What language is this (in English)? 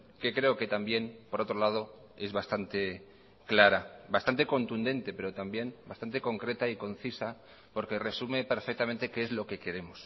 Spanish